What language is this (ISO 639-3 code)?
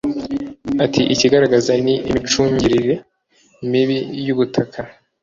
kin